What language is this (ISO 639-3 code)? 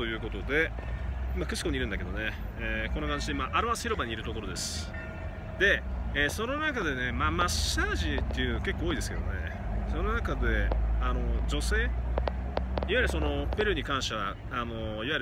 jpn